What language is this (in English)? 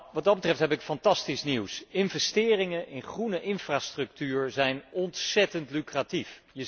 Dutch